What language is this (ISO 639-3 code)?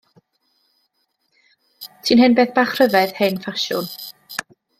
cym